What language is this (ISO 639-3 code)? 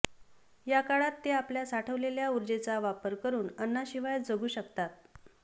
mar